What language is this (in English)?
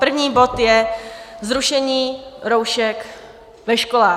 Czech